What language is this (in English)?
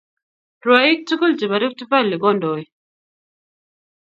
Kalenjin